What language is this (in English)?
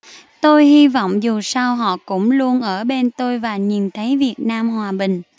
Vietnamese